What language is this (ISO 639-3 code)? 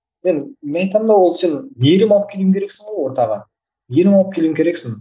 kaz